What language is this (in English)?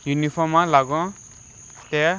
Konkani